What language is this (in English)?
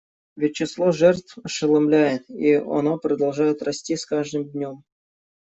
Russian